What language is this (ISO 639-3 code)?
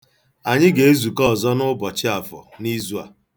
ibo